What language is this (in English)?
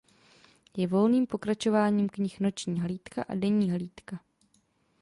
Czech